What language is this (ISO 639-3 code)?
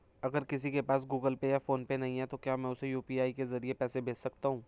hin